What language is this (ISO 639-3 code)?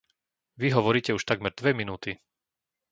slk